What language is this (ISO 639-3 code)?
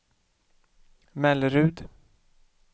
swe